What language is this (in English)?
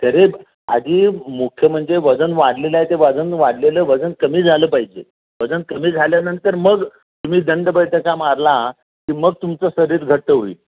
Marathi